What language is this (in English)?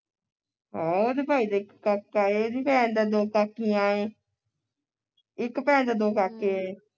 Punjabi